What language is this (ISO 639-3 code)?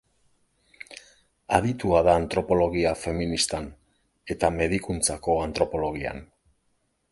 eus